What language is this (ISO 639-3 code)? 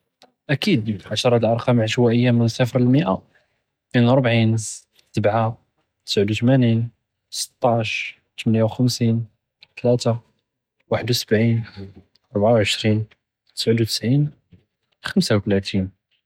jrb